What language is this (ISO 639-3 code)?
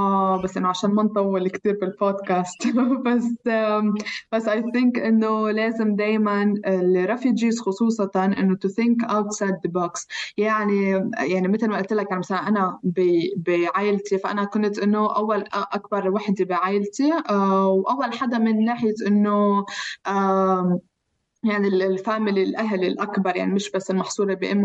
ara